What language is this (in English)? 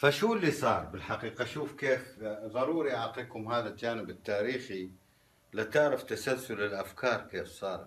Arabic